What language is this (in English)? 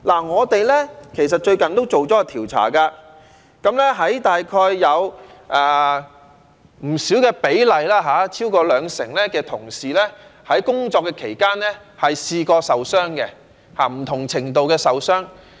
Cantonese